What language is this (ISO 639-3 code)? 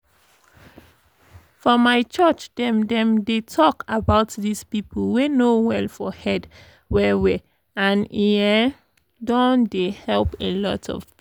pcm